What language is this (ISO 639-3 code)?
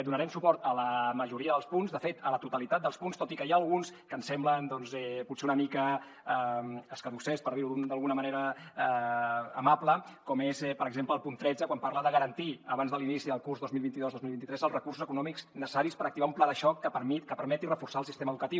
cat